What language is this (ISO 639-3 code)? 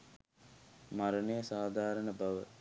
sin